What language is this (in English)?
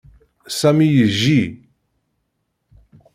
Kabyle